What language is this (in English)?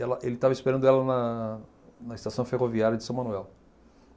Portuguese